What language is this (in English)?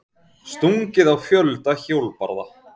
Icelandic